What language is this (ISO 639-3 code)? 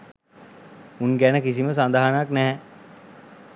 sin